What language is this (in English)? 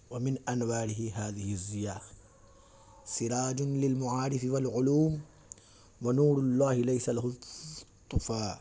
Urdu